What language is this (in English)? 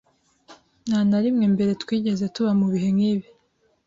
Kinyarwanda